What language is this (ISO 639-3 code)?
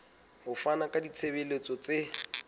sot